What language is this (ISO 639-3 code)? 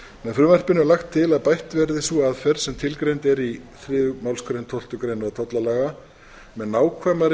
isl